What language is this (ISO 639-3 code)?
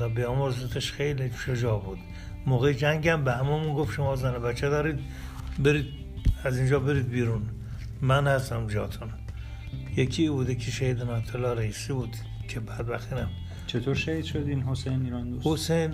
fas